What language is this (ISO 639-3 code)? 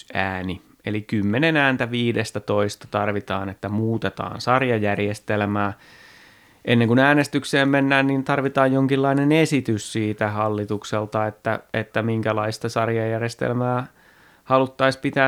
fin